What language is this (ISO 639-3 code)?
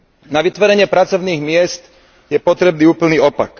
slk